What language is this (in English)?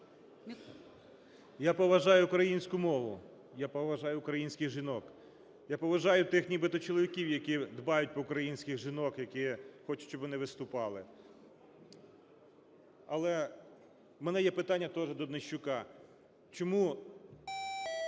Ukrainian